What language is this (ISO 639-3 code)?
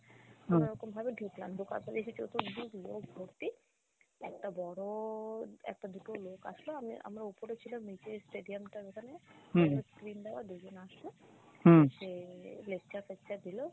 ben